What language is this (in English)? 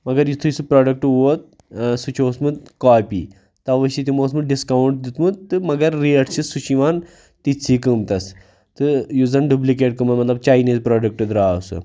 Kashmiri